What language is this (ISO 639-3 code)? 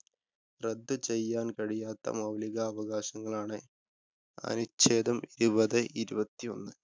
mal